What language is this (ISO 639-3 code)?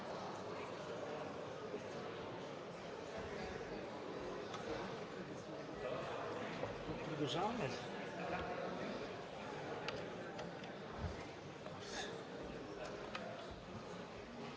bul